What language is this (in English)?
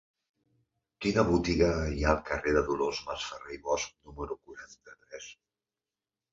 Catalan